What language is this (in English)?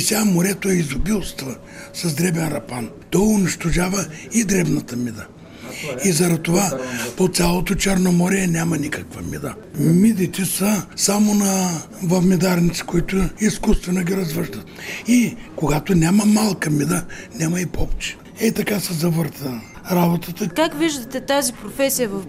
Bulgarian